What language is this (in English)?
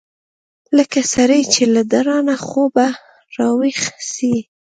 Pashto